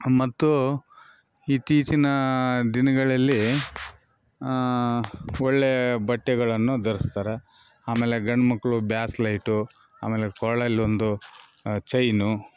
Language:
Kannada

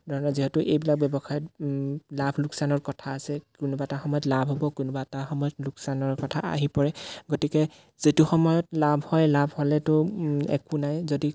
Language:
Assamese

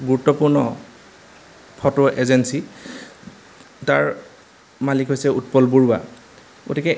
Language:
Assamese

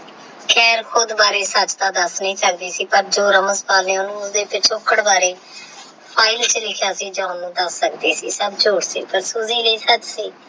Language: Punjabi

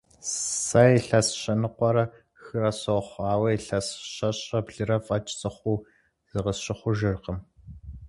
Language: Kabardian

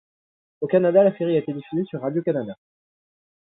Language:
French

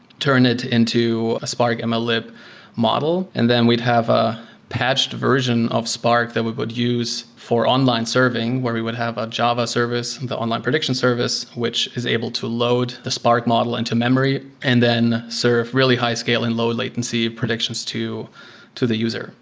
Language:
English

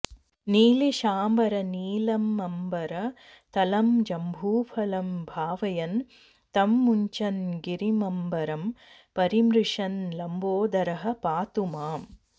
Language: Sanskrit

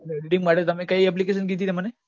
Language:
Gujarati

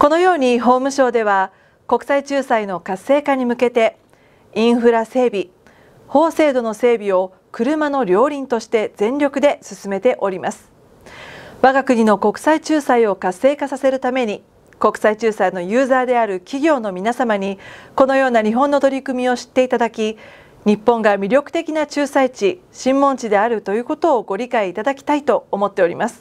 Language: Japanese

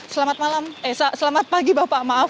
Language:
Indonesian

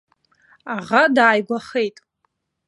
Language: Abkhazian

